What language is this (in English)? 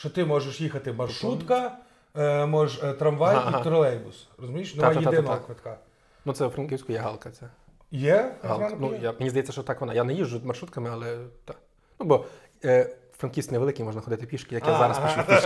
Ukrainian